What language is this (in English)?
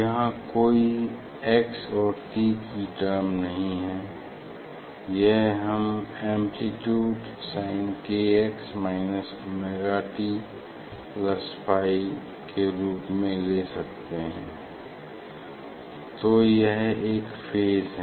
Hindi